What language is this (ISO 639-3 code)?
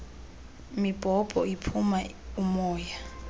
xho